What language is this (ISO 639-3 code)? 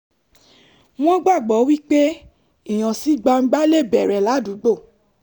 yor